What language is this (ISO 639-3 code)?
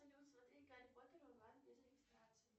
rus